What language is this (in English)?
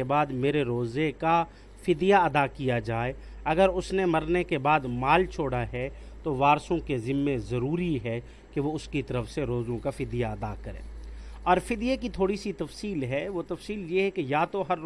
Urdu